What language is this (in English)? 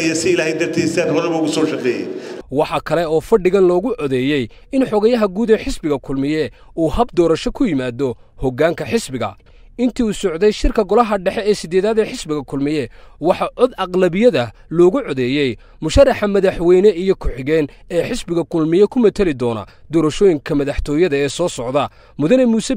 Arabic